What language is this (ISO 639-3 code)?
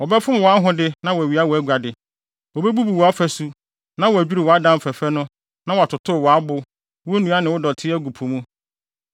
aka